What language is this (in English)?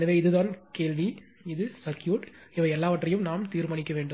Tamil